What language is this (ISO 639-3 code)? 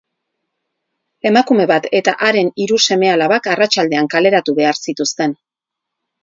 eus